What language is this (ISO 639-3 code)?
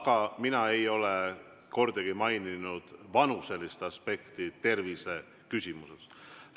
est